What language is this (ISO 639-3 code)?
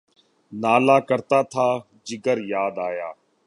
urd